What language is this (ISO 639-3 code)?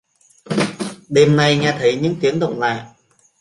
vie